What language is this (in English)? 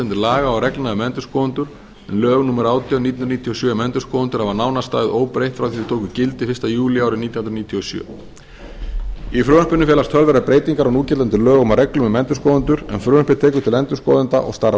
Icelandic